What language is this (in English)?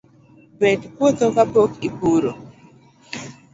Luo (Kenya and Tanzania)